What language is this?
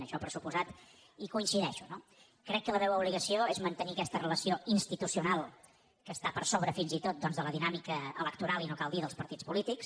Catalan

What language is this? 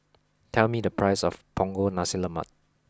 English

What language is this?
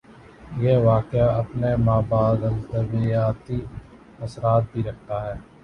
Urdu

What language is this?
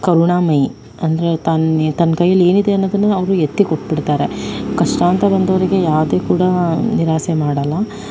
Kannada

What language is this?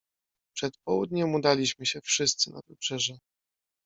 Polish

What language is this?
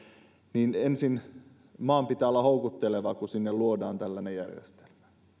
Finnish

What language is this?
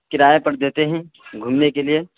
Urdu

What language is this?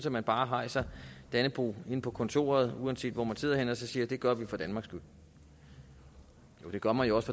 Danish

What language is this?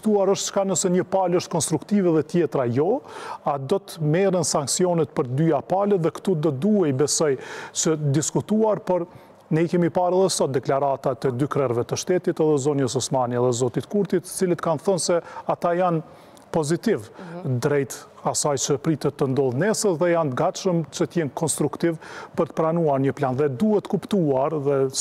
Romanian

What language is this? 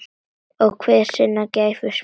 Icelandic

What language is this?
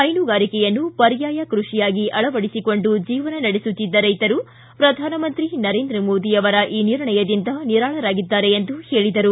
Kannada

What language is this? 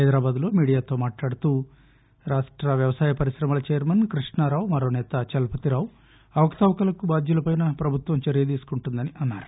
Telugu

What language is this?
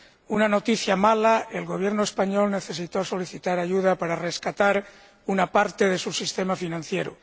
Spanish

